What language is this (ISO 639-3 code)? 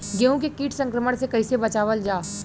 bho